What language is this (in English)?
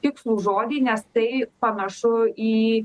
Lithuanian